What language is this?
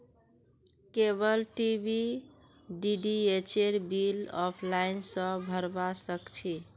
Magahi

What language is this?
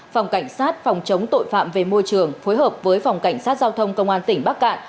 Vietnamese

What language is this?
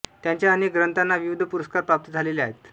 Marathi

